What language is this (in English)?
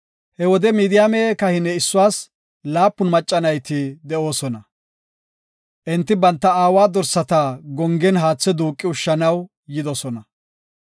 Gofa